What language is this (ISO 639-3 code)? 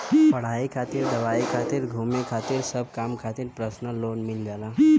bho